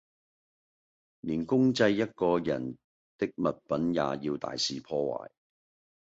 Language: Cantonese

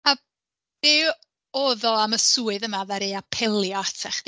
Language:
Welsh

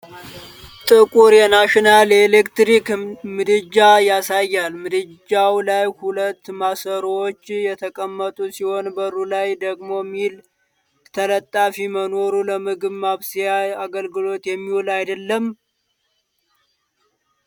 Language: Amharic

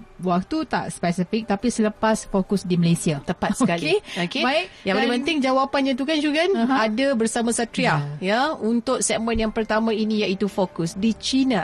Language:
Malay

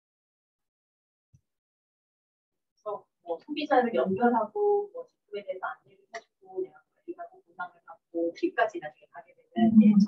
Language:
Korean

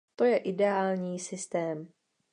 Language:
Czech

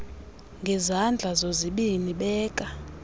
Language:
Xhosa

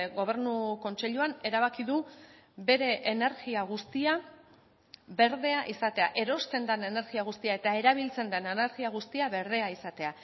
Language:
Basque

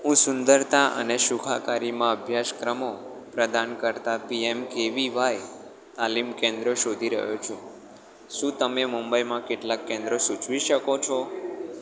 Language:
Gujarati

